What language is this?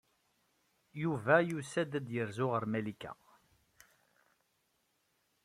Kabyle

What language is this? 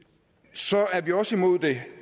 Danish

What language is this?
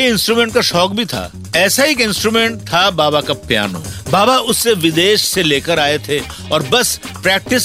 Hindi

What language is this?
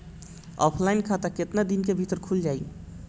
Bhojpuri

